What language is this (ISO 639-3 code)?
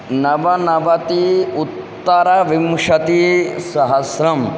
san